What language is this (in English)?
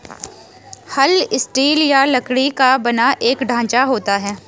Hindi